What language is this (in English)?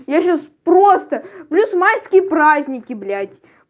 Russian